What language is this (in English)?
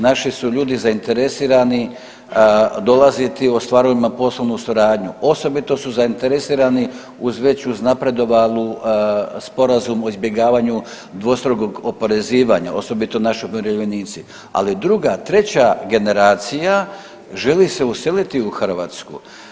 Croatian